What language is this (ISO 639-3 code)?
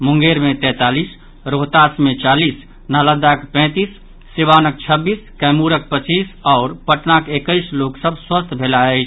mai